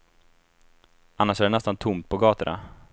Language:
Swedish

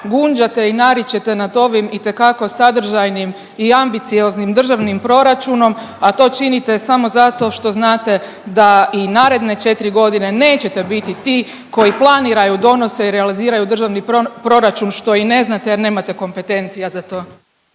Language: Croatian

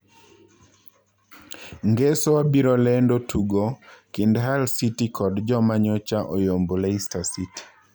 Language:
Luo (Kenya and Tanzania)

